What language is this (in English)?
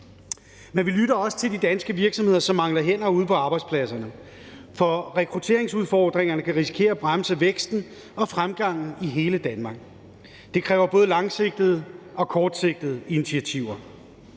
Danish